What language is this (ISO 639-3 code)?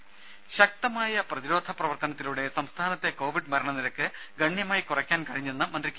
mal